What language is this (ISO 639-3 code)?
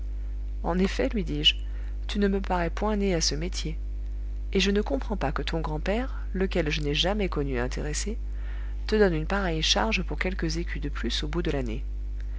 fra